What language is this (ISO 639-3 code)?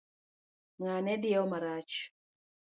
luo